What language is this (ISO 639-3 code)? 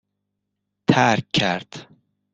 fas